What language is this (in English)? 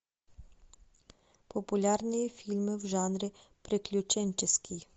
Russian